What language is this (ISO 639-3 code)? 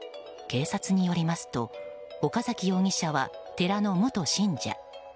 jpn